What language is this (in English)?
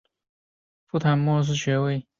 Chinese